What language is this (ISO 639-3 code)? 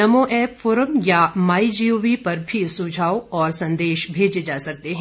hin